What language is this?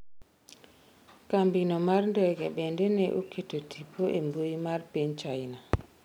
Luo (Kenya and Tanzania)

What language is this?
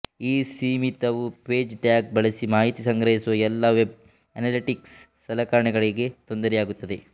Kannada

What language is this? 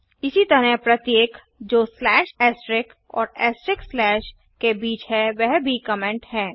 Hindi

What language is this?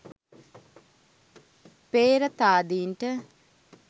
Sinhala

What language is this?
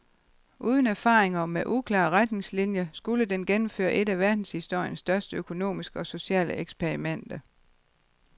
Danish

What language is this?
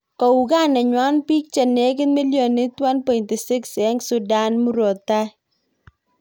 Kalenjin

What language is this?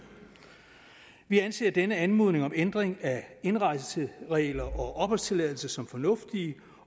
Danish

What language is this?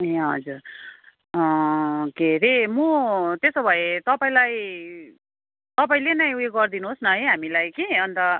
Nepali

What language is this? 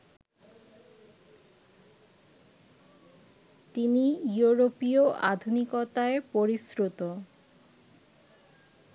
Bangla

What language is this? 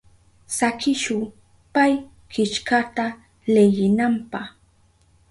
Southern Pastaza Quechua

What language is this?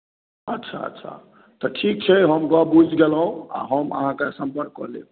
Maithili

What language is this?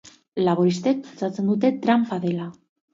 Basque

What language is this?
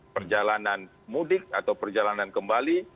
Indonesian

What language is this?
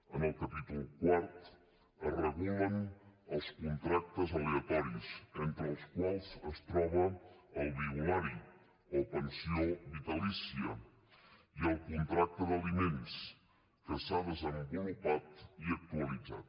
Catalan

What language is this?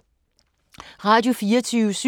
Danish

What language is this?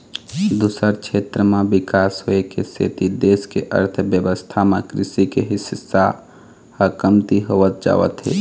Chhattisgarhi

